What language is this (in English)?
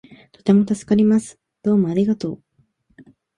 Japanese